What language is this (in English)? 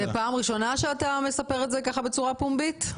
Hebrew